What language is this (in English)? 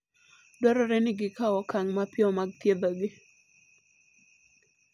Luo (Kenya and Tanzania)